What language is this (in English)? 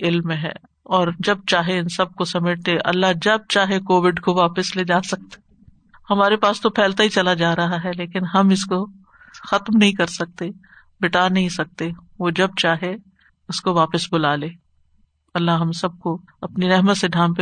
Urdu